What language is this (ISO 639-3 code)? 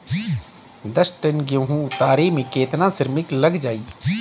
bho